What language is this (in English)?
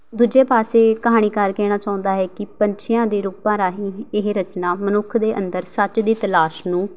Punjabi